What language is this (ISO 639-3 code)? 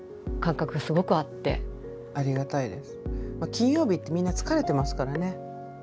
jpn